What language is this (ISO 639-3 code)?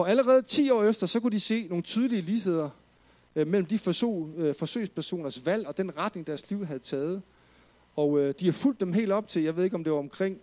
dan